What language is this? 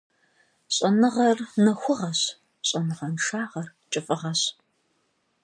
Kabardian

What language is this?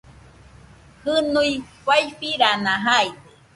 Nüpode Huitoto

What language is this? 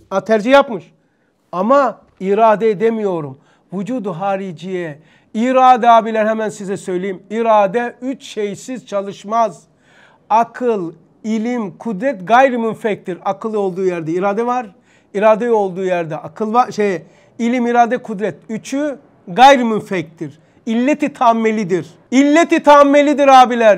Turkish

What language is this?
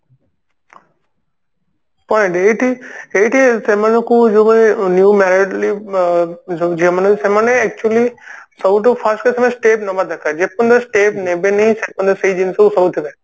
Odia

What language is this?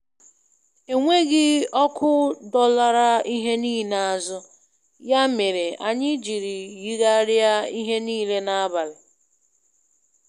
Igbo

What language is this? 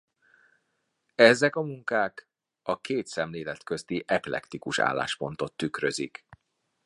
Hungarian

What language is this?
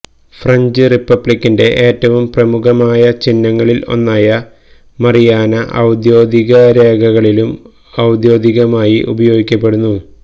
Malayalam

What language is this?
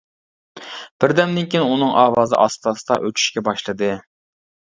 Uyghur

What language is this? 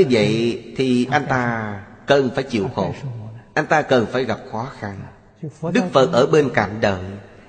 Vietnamese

